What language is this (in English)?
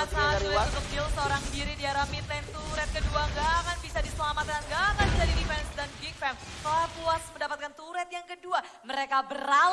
Indonesian